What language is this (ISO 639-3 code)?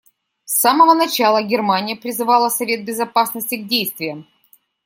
rus